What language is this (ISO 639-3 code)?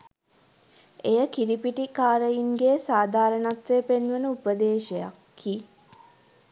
sin